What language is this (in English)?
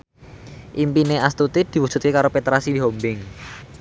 Javanese